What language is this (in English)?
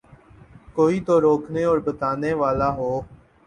Urdu